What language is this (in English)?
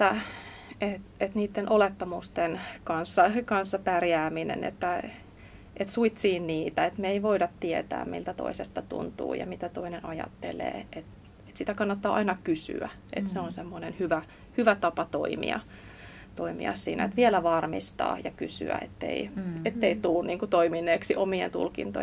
Finnish